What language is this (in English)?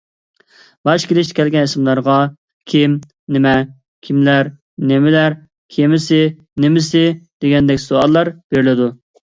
Uyghur